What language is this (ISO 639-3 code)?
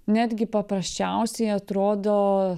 lit